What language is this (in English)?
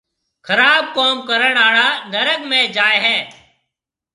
Marwari (Pakistan)